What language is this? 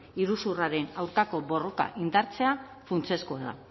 Basque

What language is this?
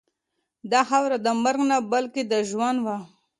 Pashto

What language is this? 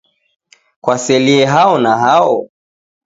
Taita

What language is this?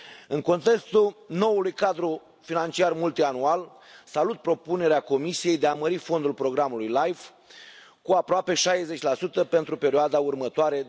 Romanian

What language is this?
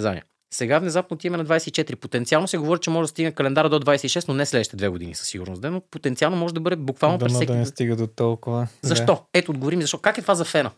Bulgarian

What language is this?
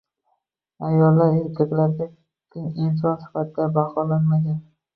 Uzbek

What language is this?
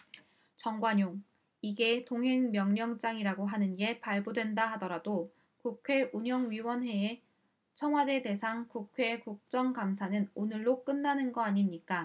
Korean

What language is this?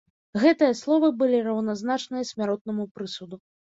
Belarusian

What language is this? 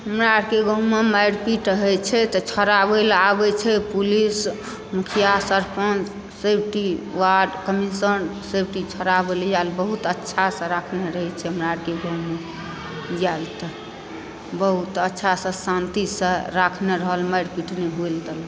Maithili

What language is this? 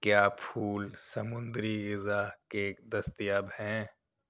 Urdu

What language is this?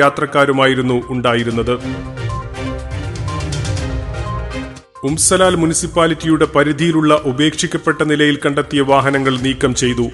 Malayalam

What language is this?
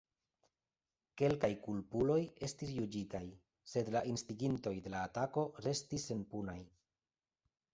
Esperanto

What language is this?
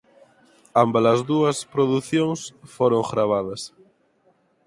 Galician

